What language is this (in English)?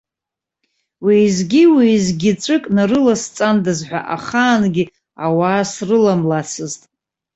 Abkhazian